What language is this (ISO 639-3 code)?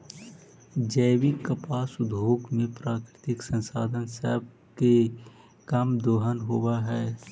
mag